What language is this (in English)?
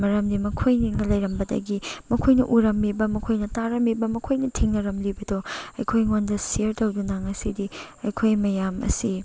Manipuri